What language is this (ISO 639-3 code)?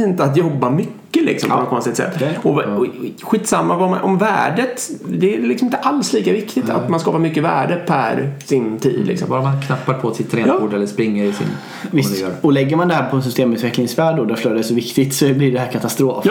swe